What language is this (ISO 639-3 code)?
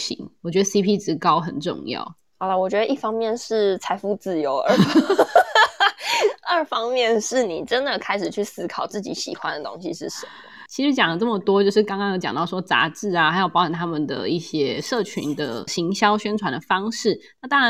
zho